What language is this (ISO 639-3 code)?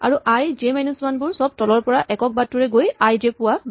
asm